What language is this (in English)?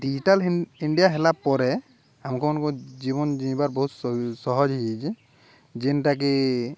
Odia